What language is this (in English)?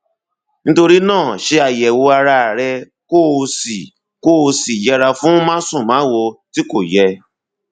Yoruba